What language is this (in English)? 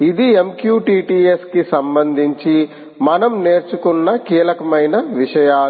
Telugu